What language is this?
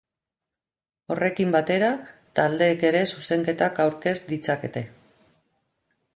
Basque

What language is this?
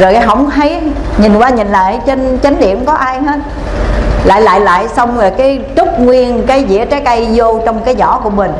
Vietnamese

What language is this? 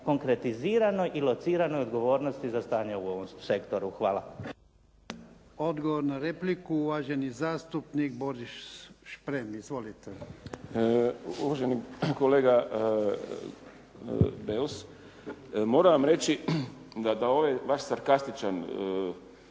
Croatian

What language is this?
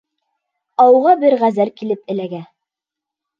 Bashkir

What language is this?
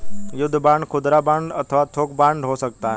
Hindi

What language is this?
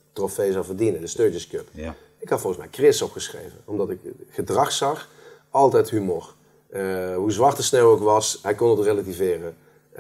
Dutch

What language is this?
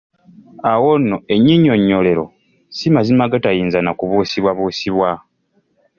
Ganda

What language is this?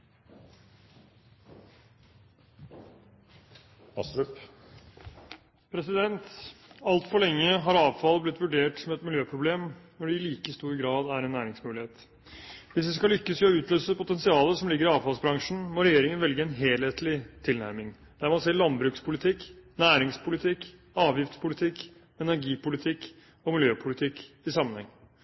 Norwegian Bokmål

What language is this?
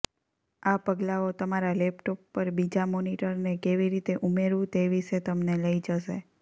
Gujarati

